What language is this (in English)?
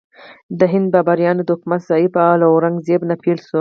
Pashto